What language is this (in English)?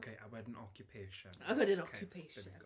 Welsh